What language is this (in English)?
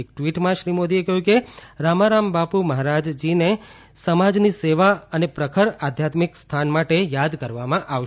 Gujarati